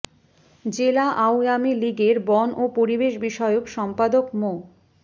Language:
Bangla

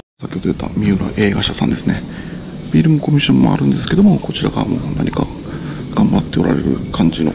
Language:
Japanese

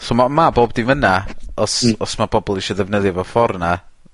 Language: Welsh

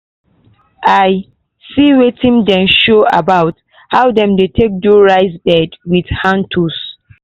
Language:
Nigerian Pidgin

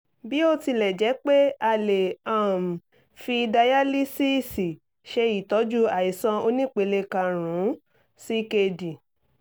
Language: Yoruba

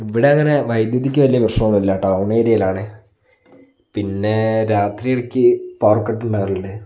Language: Malayalam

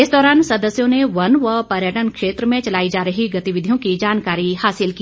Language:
Hindi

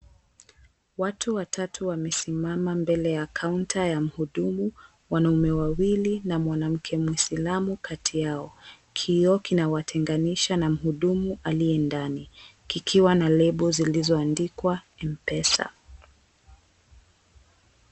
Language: Swahili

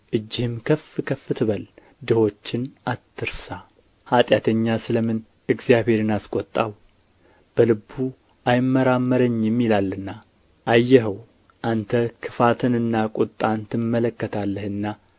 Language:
Amharic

